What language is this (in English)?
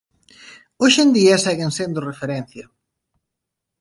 Galician